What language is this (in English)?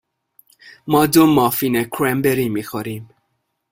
Persian